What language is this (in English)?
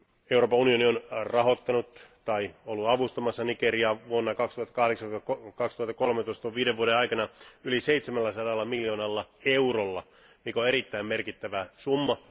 Finnish